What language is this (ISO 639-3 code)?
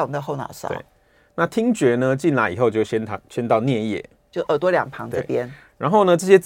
zho